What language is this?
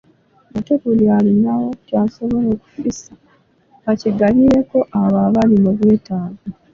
Ganda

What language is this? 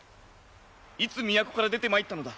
Japanese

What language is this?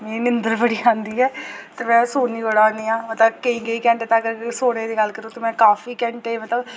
Dogri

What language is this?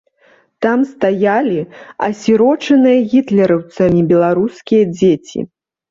Belarusian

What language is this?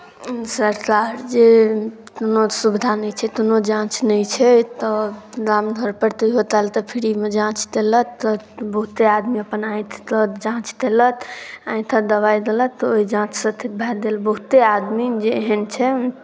Maithili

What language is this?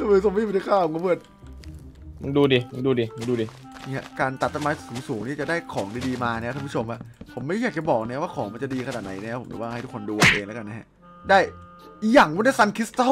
Thai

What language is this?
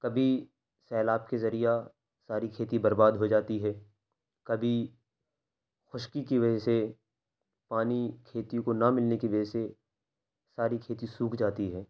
Urdu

